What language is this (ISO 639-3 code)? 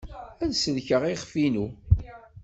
kab